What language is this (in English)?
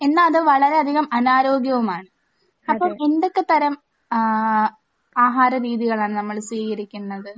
Malayalam